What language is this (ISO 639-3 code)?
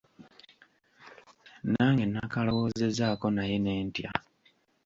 lug